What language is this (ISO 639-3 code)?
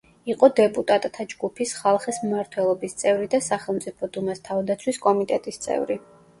kat